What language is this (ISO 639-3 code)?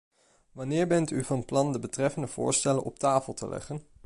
nld